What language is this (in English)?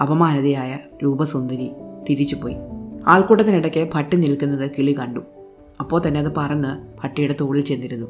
Malayalam